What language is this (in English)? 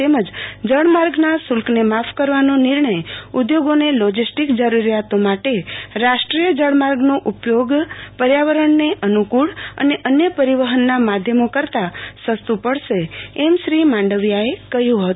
Gujarati